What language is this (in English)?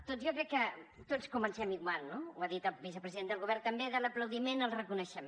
Catalan